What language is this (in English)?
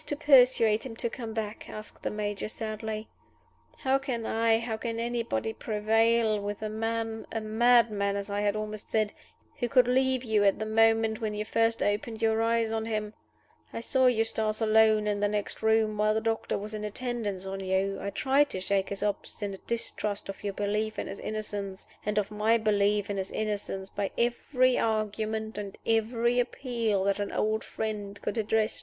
English